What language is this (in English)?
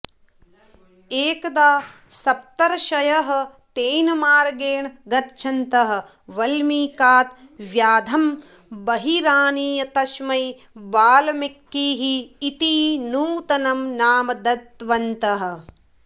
Sanskrit